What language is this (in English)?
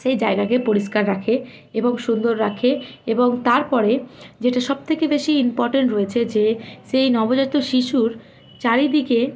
Bangla